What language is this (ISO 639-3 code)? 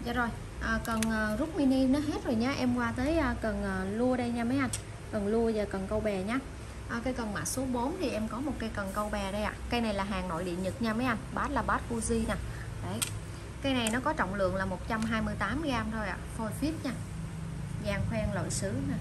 vie